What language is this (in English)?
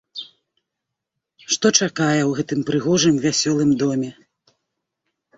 Belarusian